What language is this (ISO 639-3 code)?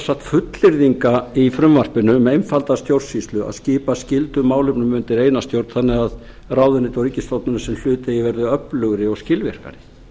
isl